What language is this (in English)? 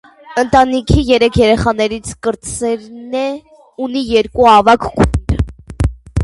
Armenian